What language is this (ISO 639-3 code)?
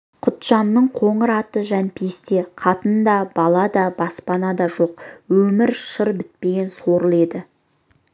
kaz